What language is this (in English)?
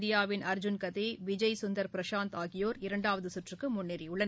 Tamil